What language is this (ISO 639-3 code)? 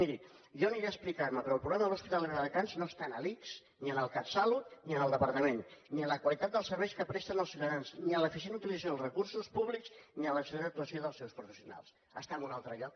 cat